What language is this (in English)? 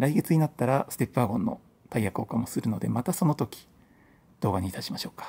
Japanese